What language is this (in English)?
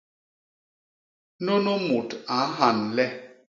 Basaa